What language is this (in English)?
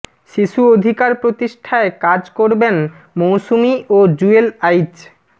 Bangla